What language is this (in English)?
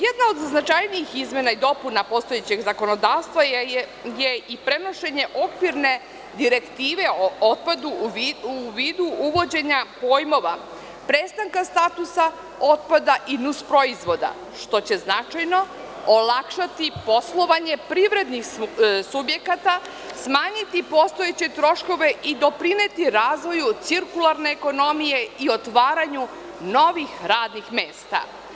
Serbian